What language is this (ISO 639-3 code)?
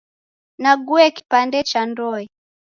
dav